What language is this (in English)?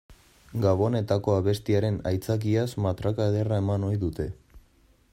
Basque